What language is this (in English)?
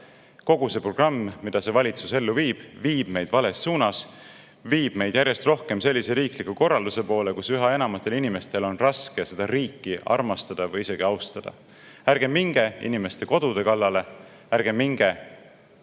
Estonian